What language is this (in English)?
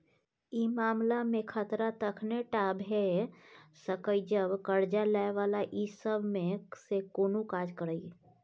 Maithili